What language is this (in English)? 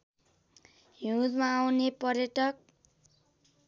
Nepali